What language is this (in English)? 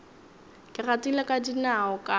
Northern Sotho